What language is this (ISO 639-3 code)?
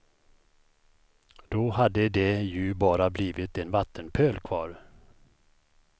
swe